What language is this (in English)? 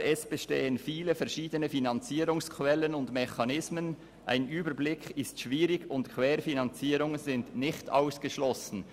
Swiss German